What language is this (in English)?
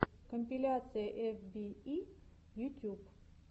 Russian